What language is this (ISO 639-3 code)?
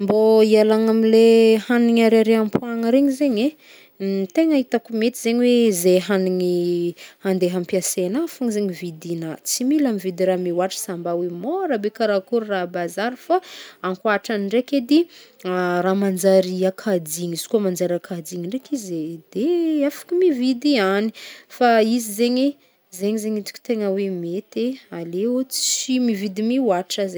bmm